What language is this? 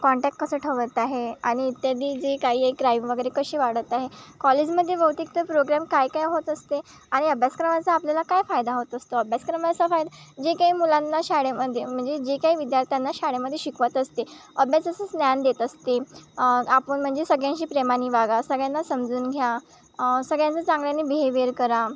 Marathi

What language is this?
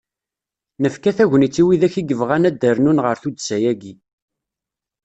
Kabyle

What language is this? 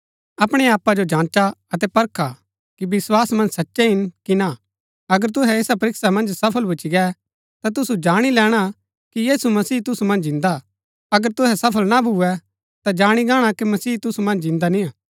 Gaddi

